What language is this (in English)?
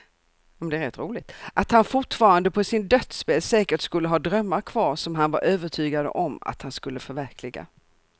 Swedish